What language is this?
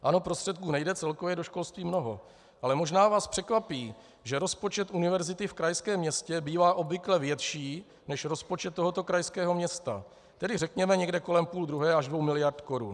Czech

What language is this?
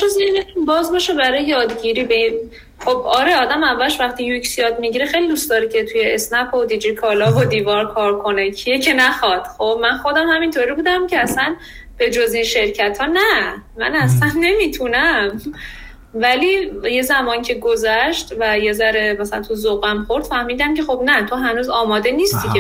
Persian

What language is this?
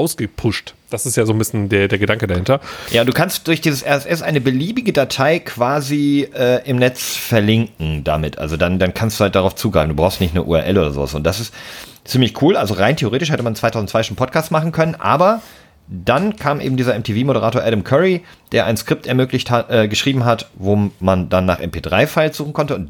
German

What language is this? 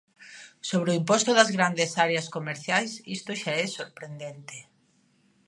Galician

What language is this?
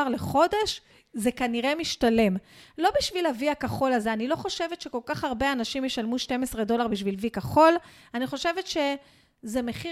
Hebrew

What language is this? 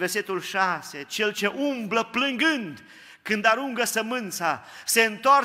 Romanian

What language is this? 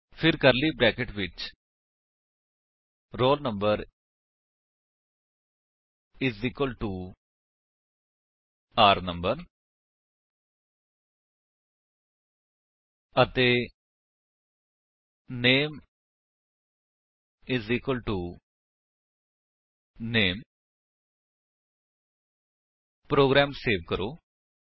Punjabi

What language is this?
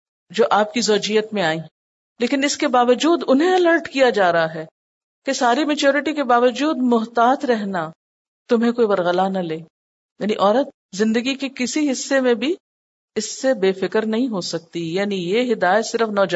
Urdu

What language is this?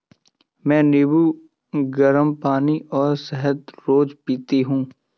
Hindi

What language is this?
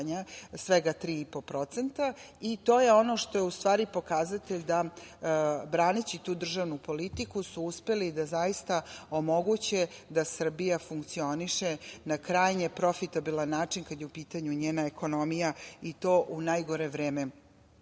Serbian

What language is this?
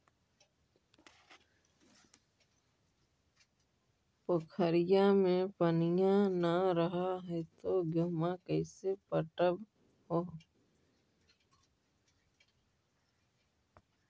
Magahi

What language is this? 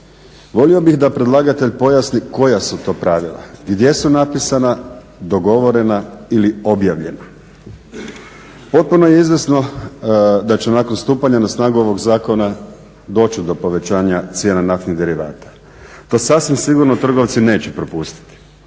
Croatian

